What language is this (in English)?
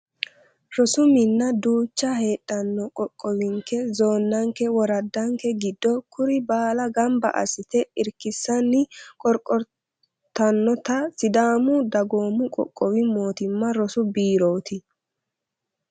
Sidamo